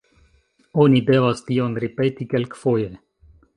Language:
Esperanto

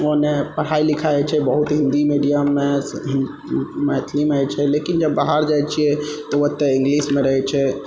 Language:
Maithili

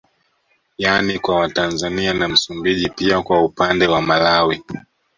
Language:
Swahili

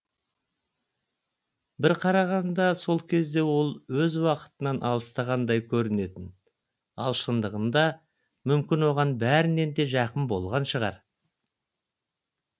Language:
Kazakh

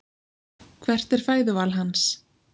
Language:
Icelandic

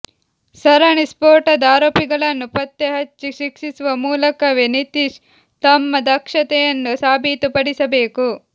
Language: Kannada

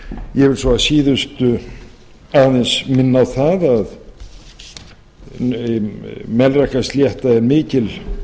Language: Icelandic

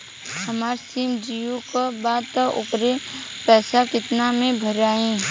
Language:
Bhojpuri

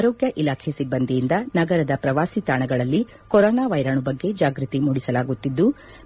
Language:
Kannada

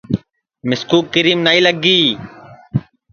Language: Sansi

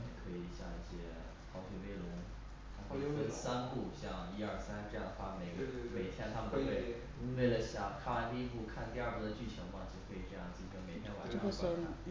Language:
Chinese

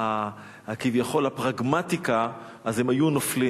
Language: Hebrew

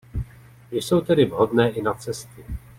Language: Czech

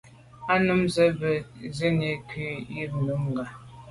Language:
Medumba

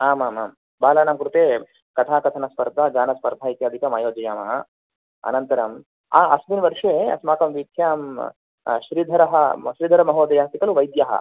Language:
Sanskrit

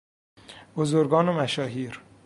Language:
Persian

